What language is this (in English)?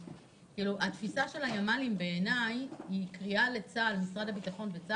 Hebrew